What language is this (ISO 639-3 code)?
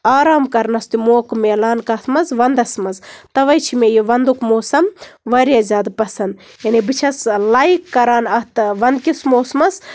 kas